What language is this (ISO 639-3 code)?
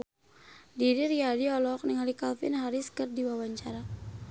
sun